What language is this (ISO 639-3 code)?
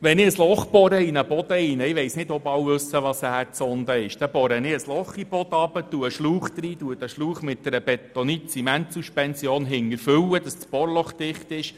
gsw